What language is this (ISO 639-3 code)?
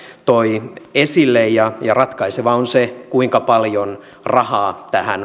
fin